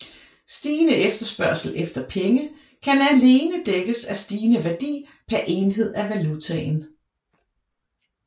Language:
Danish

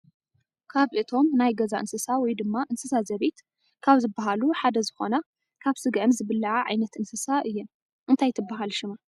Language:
Tigrinya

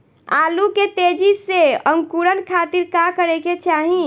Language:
Bhojpuri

